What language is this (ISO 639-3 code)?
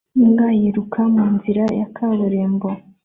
kin